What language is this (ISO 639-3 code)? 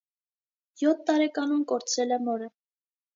hye